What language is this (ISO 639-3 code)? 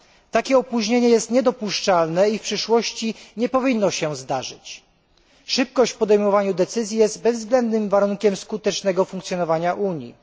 pol